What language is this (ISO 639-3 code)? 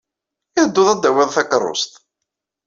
kab